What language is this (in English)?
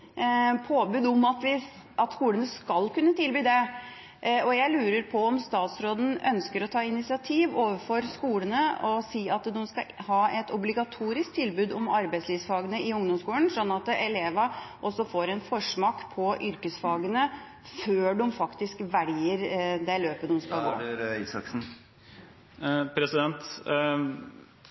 Norwegian Bokmål